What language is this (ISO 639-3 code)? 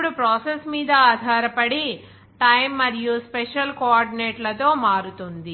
tel